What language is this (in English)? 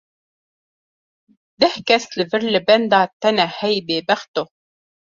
Kurdish